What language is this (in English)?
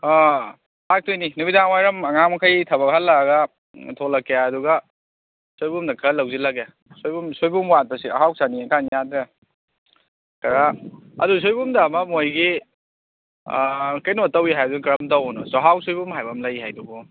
Manipuri